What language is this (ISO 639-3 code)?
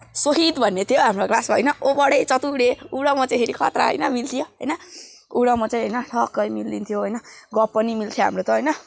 nep